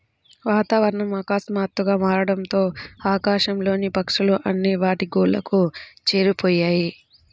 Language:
Telugu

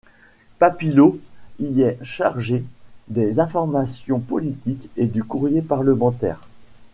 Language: French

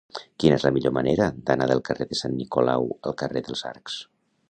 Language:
Catalan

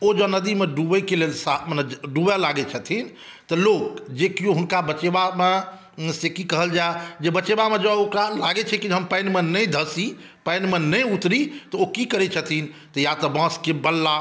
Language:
Maithili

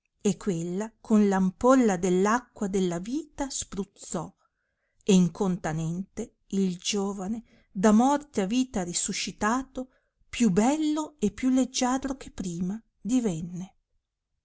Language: Italian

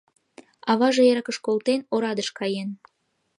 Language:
Mari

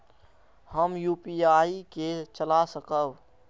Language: Maithili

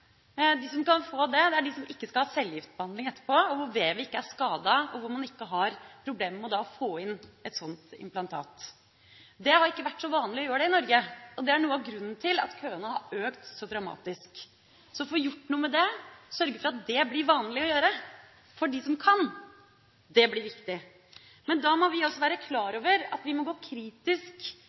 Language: Norwegian Bokmål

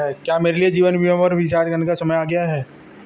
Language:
Hindi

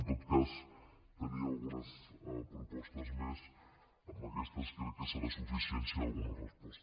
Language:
Catalan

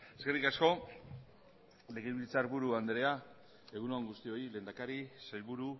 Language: Basque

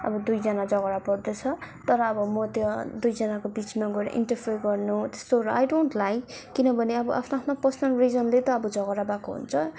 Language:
Nepali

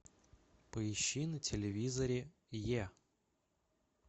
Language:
Russian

